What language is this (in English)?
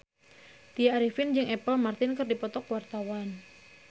Sundanese